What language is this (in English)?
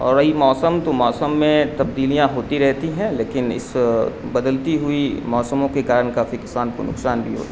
Urdu